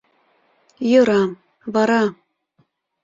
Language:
Mari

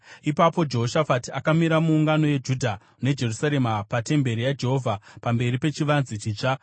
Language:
Shona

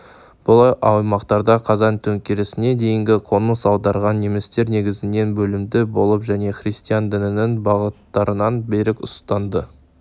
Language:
Kazakh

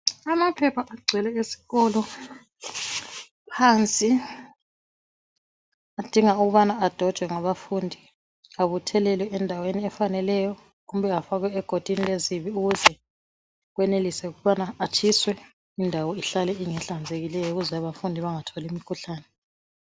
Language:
North Ndebele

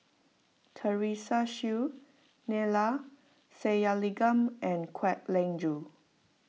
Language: English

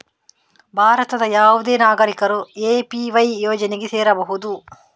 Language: Kannada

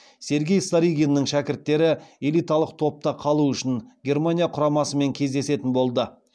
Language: Kazakh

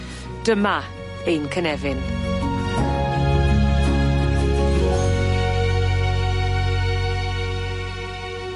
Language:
Welsh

